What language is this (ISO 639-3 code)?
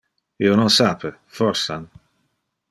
ina